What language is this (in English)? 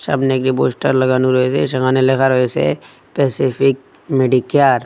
Bangla